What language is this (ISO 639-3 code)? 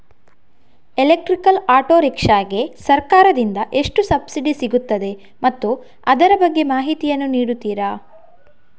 kan